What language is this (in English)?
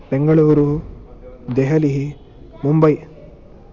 Sanskrit